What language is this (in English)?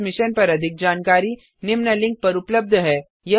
Hindi